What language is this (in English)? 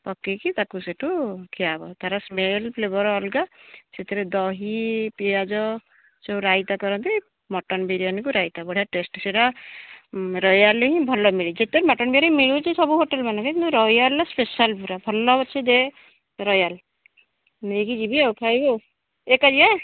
Odia